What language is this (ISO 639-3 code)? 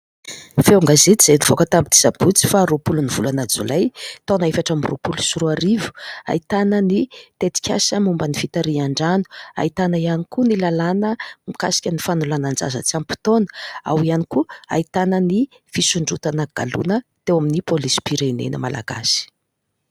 mlg